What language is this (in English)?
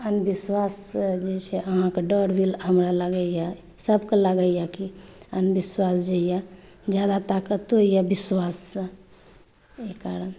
Maithili